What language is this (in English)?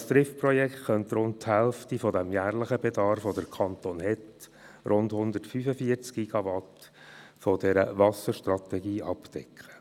Swiss German